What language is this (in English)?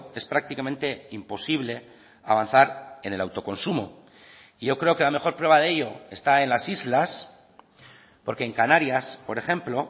Spanish